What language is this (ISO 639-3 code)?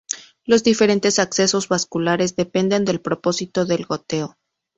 spa